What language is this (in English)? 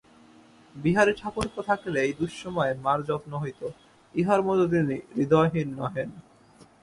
Bangla